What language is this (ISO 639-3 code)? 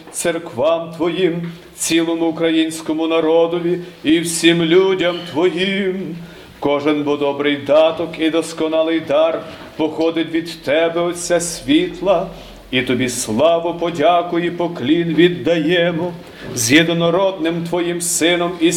ukr